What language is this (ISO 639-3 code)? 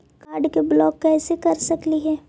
mag